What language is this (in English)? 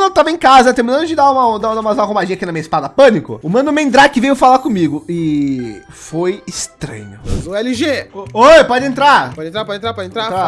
Portuguese